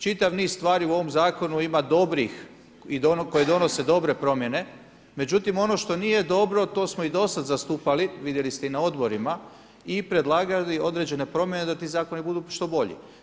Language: Croatian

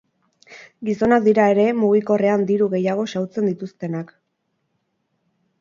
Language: Basque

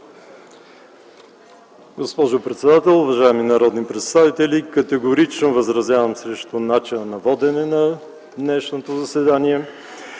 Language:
Bulgarian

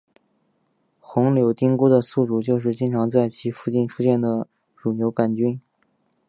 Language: Chinese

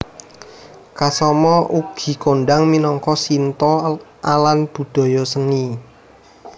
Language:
Javanese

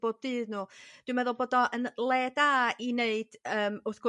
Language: Welsh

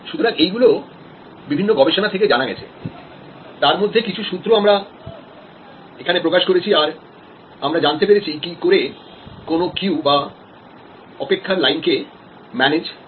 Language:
Bangla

